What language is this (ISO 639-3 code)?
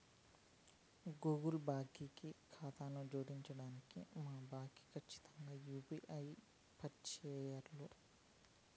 tel